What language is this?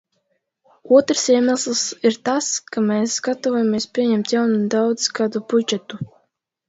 Latvian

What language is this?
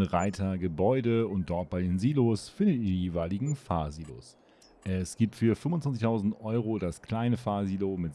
German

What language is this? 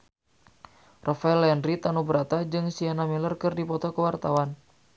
Sundanese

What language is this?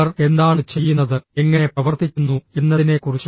Malayalam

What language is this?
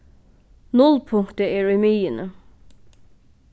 Faroese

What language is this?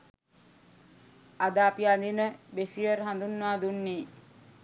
Sinhala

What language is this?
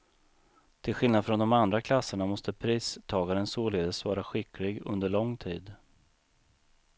Swedish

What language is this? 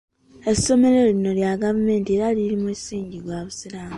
Ganda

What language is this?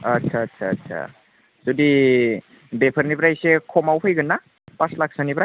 Bodo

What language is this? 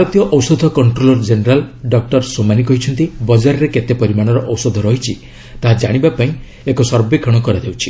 Odia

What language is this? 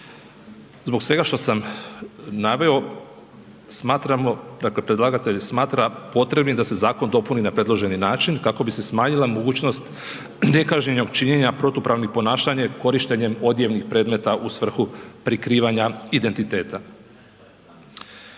Croatian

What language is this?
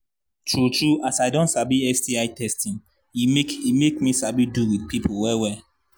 Nigerian Pidgin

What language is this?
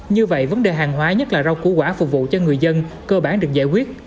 Vietnamese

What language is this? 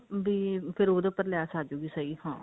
Punjabi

